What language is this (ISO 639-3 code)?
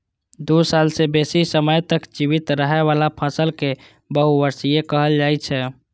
mai